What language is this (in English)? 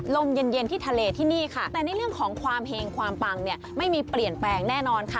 Thai